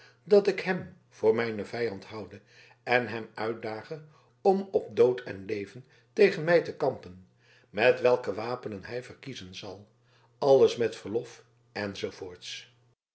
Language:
Dutch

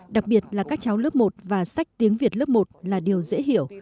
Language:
Vietnamese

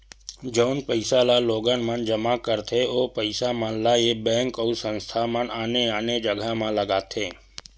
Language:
Chhattisgarhi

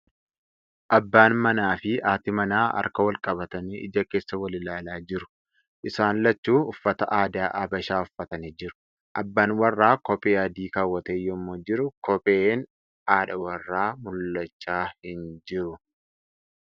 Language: Oromo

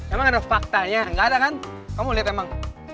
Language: Indonesian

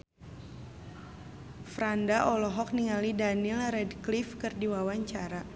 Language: Sundanese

